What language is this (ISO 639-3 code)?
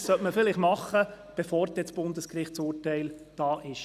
gsw